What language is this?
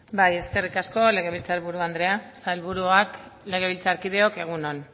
Basque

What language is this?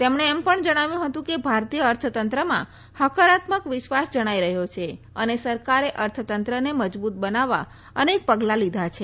Gujarati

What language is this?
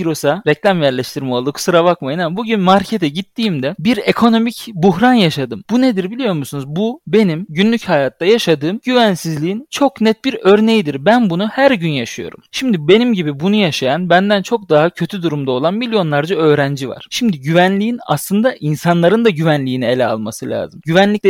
Turkish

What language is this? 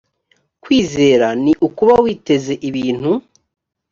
Kinyarwanda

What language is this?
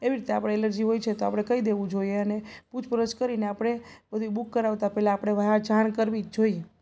Gujarati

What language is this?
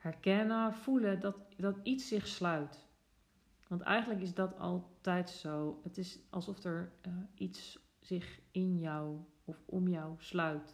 Dutch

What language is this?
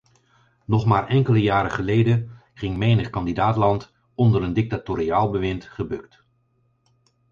Dutch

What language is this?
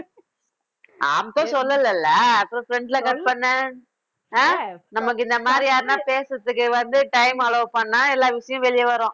Tamil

